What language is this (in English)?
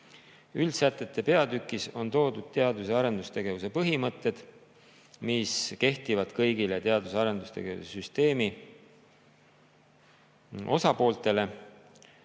Estonian